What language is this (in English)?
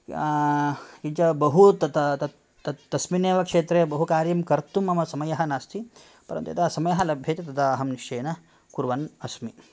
Sanskrit